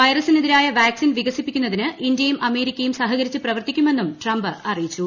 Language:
Malayalam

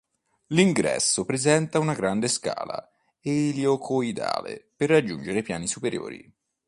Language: Italian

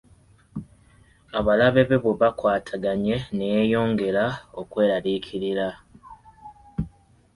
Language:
Ganda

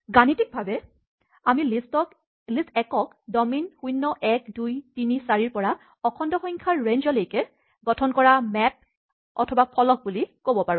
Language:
Assamese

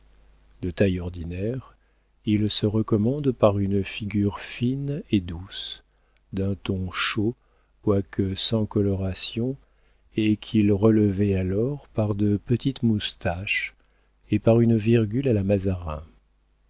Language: French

